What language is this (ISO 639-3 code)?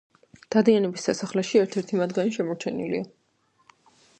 kat